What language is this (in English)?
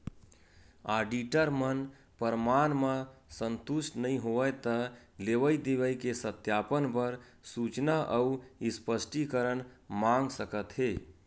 Chhattisgarhi